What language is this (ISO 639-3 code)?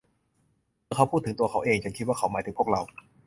tha